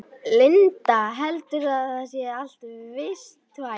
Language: Icelandic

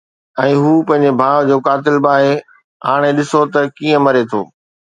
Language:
Sindhi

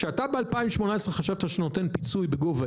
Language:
Hebrew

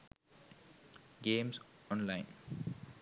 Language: Sinhala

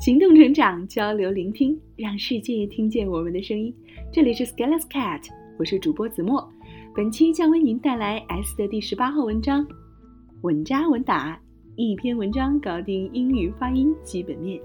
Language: Chinese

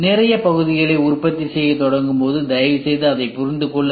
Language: Tamil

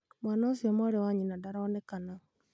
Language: Kikuyu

